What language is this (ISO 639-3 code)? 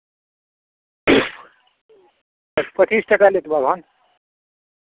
mai